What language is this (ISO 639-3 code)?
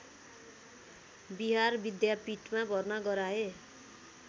nep